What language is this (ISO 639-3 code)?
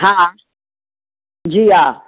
snd